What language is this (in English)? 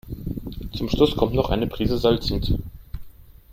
German